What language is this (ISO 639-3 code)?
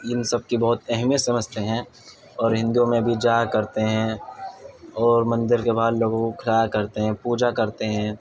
urd